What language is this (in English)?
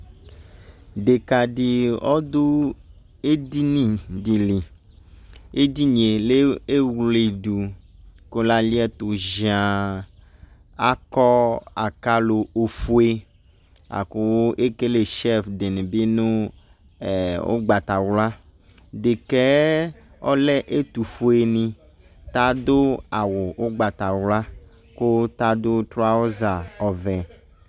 Ikposo